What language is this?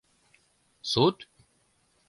Mari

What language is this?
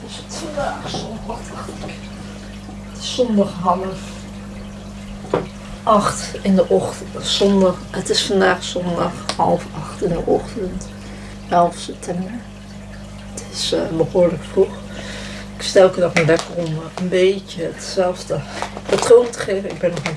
Dutch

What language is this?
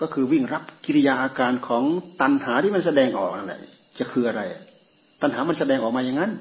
Thai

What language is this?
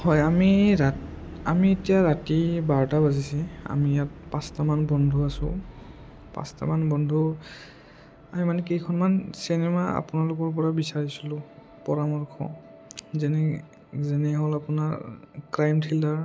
Assamese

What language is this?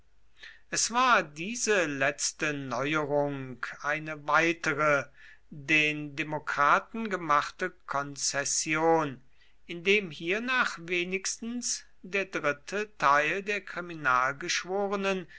German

